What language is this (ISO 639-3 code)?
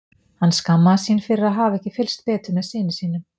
isl